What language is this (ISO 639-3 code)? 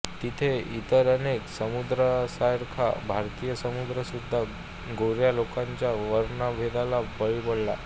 mar